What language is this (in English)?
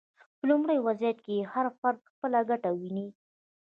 Pashto